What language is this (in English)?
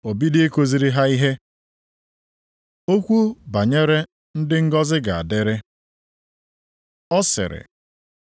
Igbo